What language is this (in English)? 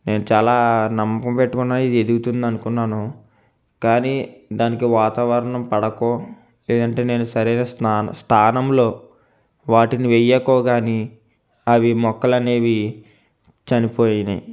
Telugu